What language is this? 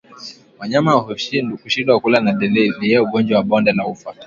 Swahili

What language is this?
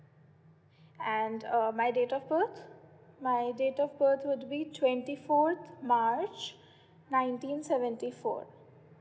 English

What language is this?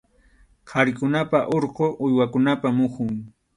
Arequipa-La Unión Quechua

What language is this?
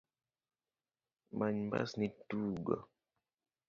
Luo (Kenya and Tanzania)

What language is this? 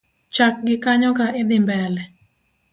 Luo (Kenya and Tanzania)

